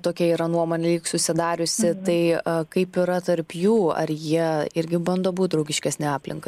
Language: Lithuanian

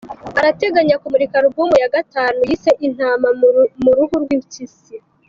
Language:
Kinyarwanda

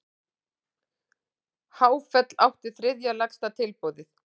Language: Icelandic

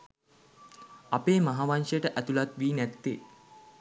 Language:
Sinhala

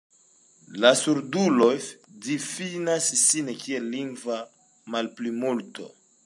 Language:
Esperanto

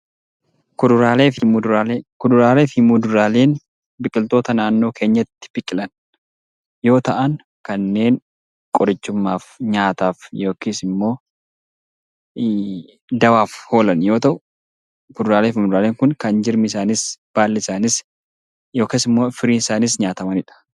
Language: Oromo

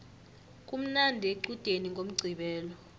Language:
South Ndebele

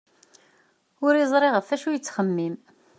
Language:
Kabyle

